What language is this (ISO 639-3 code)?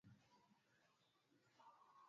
swa